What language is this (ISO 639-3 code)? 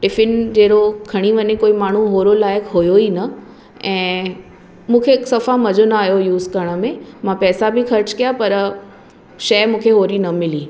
snd